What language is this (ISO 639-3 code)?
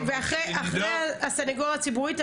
heb